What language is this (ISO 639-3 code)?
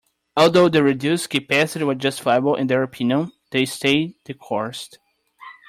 eng